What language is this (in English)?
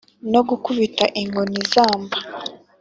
Kinyarwanda